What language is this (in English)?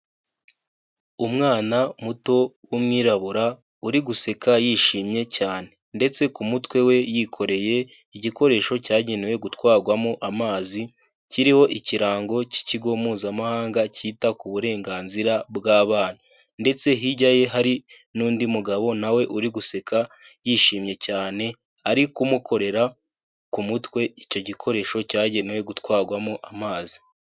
Kinyarwanda